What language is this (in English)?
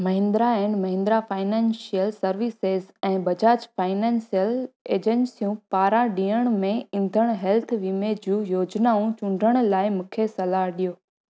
Sindhi